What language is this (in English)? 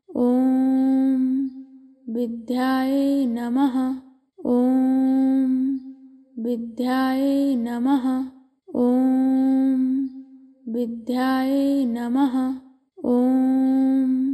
Arabic